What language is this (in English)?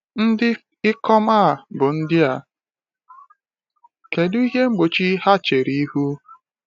Igbo